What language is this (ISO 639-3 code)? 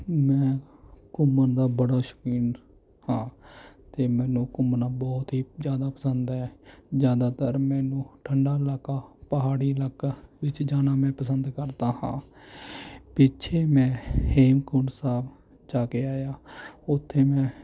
pan